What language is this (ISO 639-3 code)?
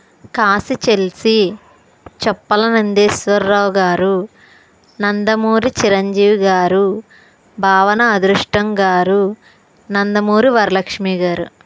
tel